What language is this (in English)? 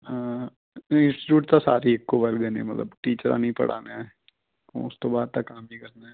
Punjabi